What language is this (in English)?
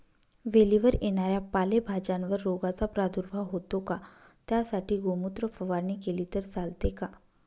Marathi